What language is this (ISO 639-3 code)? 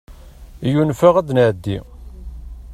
kab